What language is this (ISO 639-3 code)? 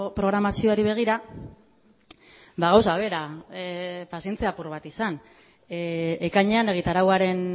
eus